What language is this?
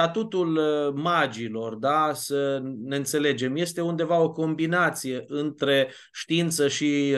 Romanian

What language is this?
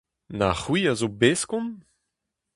Breton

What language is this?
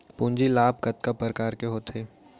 Chhattisgarhi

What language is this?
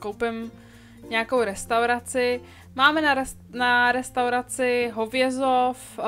Czech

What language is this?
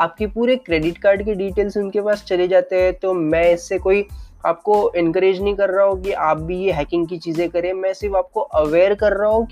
Hindi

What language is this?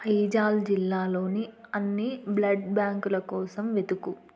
Telugu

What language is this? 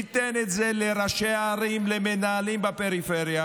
Hebrew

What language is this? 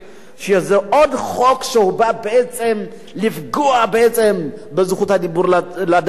Hebrew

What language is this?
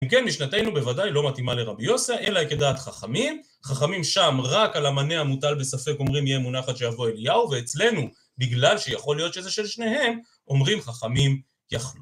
Hebrew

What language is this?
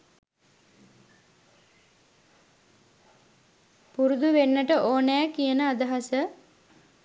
Sinhala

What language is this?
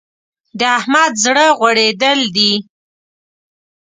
Pashto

